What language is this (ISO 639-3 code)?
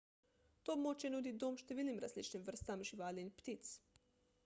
slv